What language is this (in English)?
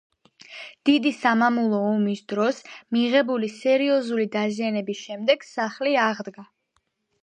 Georgian